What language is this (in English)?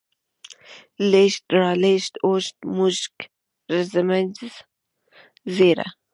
Pashto